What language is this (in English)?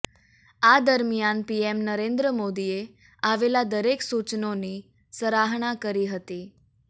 Gujarati